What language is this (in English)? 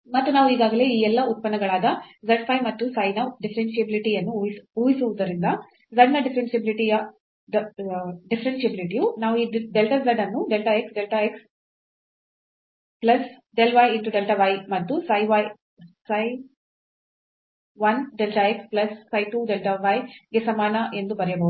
Kannada